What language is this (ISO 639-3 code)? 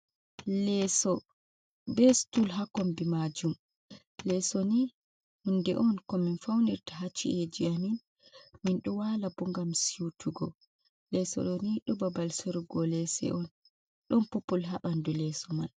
ful